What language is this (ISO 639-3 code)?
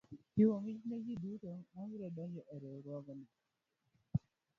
luo